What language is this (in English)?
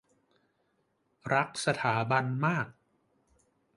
Thai